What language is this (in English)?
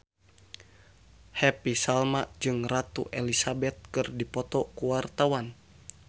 Sundanese